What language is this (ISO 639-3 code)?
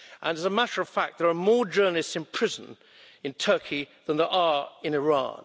eng